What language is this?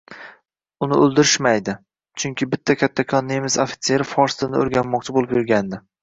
Uzbek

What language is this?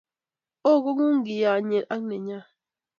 Kalenjin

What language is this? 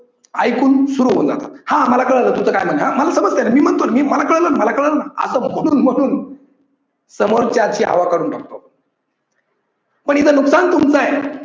Marathi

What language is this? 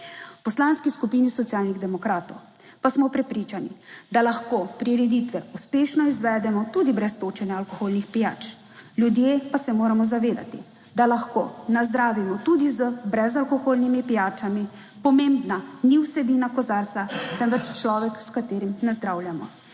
Slovenian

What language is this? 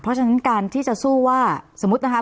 Thai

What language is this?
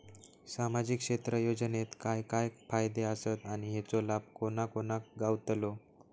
Marathi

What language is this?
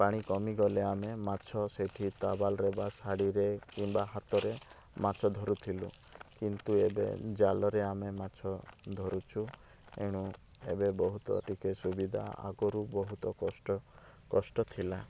Odia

